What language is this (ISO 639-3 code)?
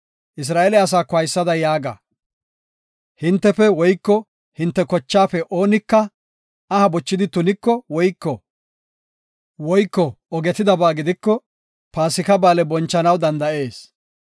gof